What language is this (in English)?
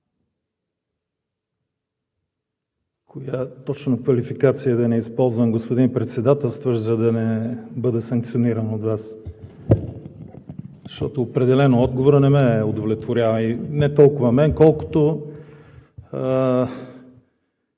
Bulgarian